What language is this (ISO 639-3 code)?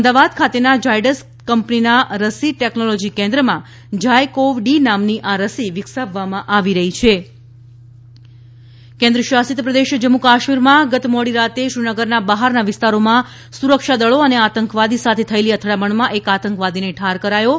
guj